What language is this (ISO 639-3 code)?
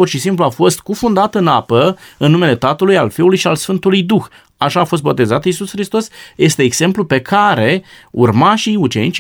ron